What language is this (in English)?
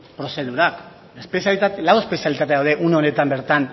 Basque